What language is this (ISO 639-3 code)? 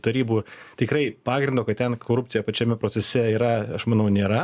lit